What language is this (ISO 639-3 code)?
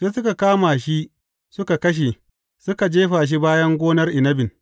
hau